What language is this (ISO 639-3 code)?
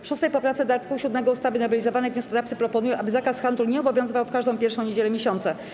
pol